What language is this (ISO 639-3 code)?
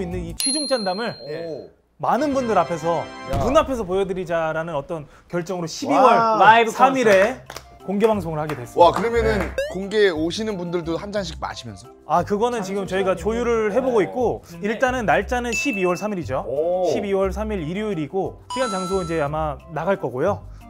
kor